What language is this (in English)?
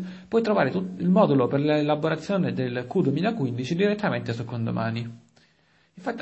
Italian